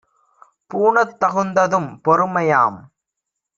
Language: Tamil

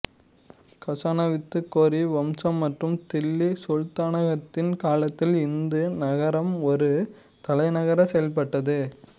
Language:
Tamil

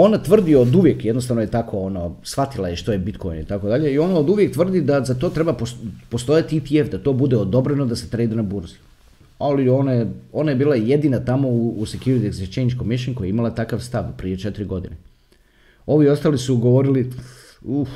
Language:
Croatian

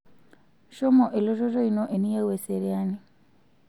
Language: Masai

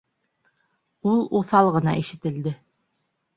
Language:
Bashkir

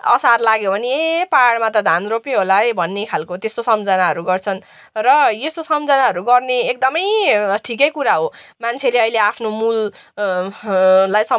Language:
Nepali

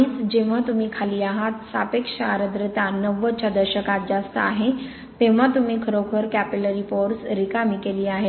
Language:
Marathi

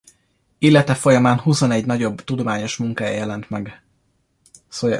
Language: Hungarian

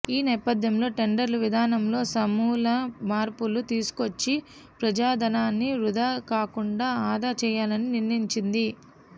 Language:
Telugu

